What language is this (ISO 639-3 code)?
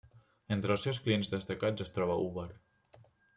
cat